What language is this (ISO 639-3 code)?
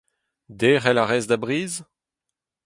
bre